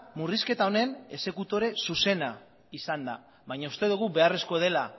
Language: Basque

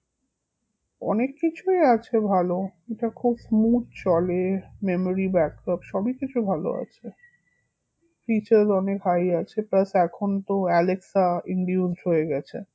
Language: Bangla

